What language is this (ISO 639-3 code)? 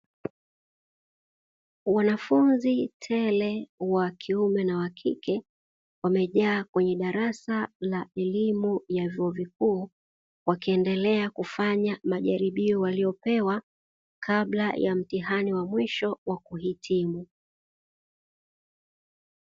swa